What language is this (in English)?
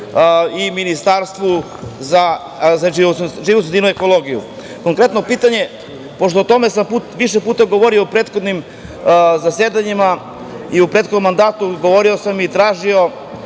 Serbian